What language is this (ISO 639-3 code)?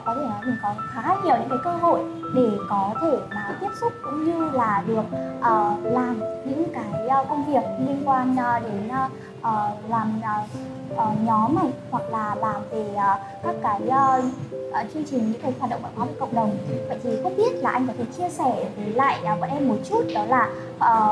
vie